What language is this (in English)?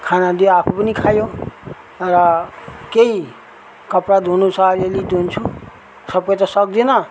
Nepali